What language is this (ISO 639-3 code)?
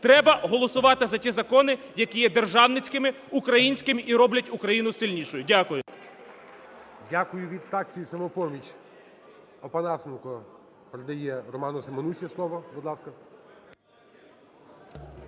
ukr